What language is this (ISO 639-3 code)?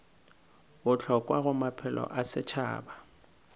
nso